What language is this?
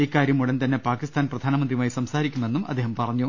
Malayalam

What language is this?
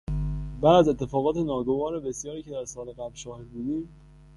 Persian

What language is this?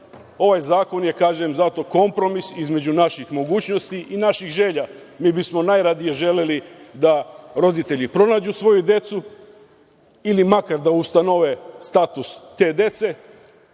Serbian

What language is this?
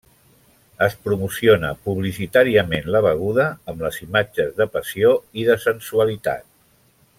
Catalan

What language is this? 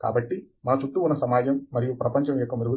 Telugu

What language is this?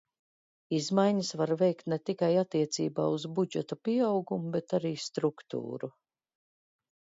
Latvian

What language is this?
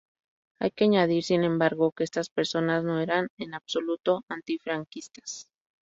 Spanish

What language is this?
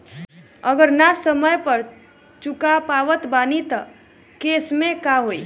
Bhojpuri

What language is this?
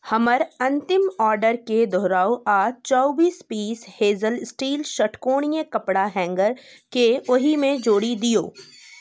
Maithili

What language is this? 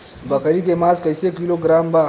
Bhojpuri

